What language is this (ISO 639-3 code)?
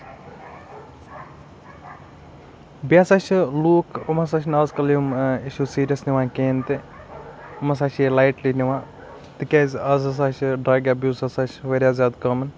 kas